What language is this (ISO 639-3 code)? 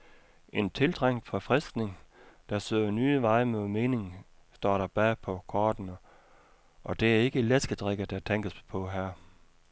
dan